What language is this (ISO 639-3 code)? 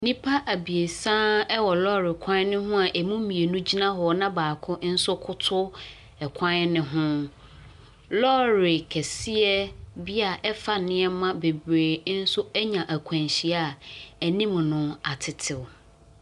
aka